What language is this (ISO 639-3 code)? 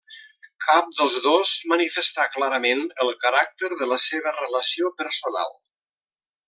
cat